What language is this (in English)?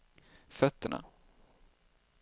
Swedish